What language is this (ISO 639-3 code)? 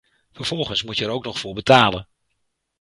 nld